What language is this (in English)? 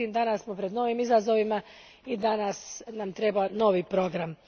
Croatian